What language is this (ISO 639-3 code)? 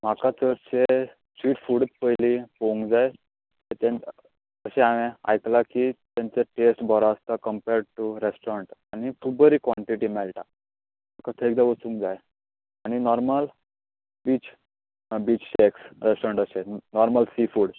kok